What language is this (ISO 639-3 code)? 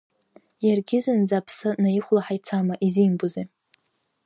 abk